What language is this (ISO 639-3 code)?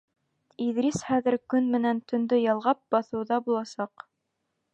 bak